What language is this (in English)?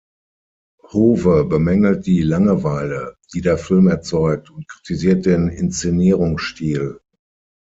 German